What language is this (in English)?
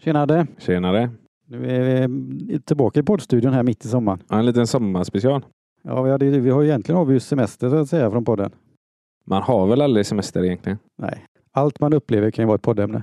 Swedish